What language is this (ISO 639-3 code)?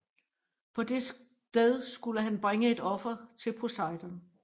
dan